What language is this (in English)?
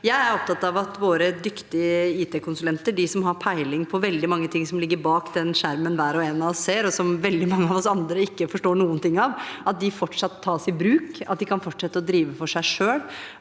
Norwegian